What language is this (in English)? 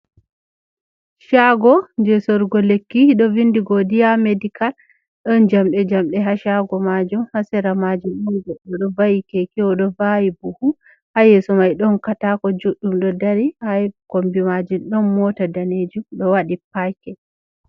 Fula